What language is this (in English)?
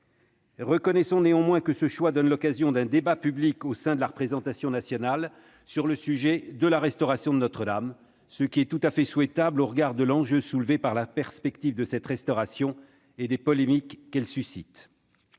French